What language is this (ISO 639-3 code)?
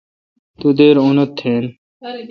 xka